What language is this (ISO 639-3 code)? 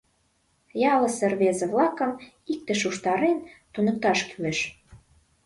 chm